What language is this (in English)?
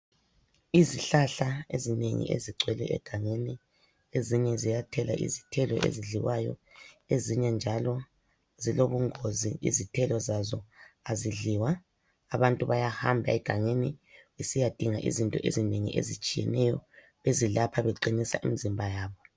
North Ndebele